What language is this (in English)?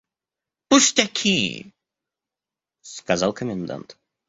Russian